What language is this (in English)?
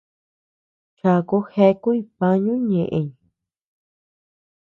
Tepeuxila Cuicatec